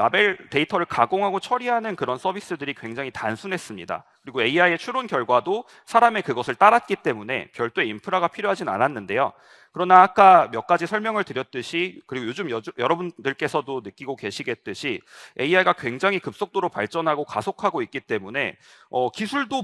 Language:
Korean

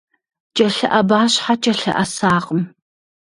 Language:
Kabardian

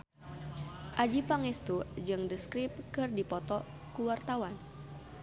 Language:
Sundanese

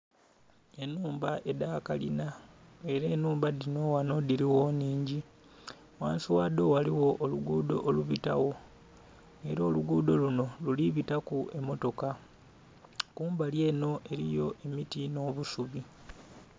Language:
Soga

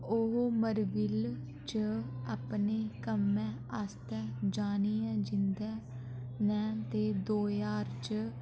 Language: Dogri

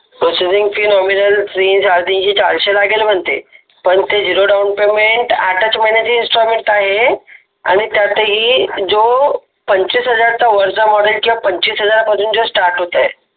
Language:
Marathi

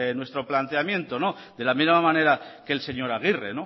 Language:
Spanish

